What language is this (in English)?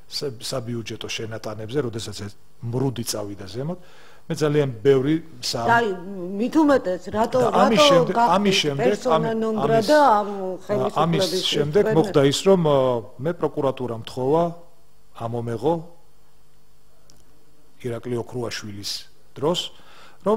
Romanian